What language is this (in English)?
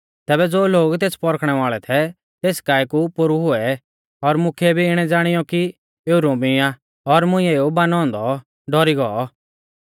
Mahasu Pahari